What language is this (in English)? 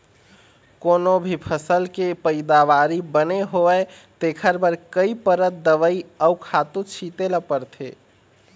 Chhattisgarhi